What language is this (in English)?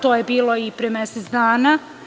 Serbian